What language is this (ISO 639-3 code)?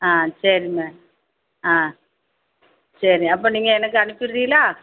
tam